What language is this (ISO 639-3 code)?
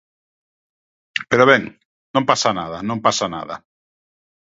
glg